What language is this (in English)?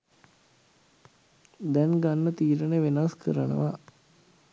Sinhala